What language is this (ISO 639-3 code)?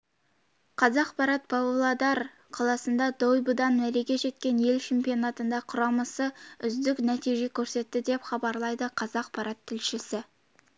kaz